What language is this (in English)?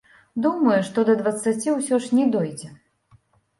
Belarusian